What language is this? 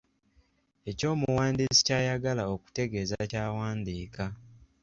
Ganda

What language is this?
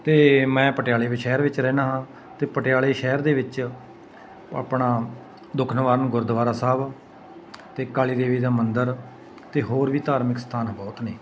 Punjabi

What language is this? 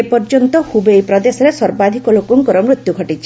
Odia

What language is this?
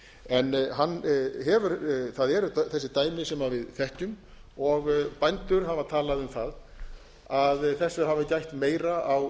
Icelandic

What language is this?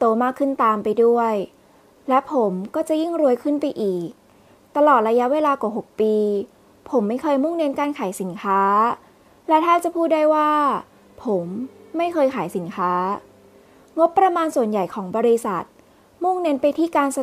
Thai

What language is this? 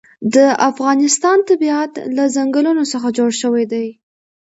Pashto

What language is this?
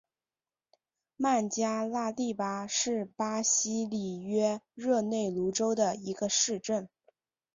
Chinese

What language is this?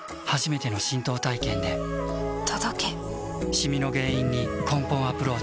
Japanese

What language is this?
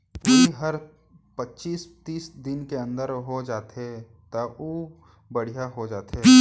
Chhattisgarhi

